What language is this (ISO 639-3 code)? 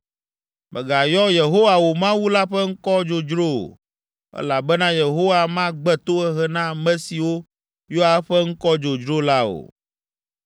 ewe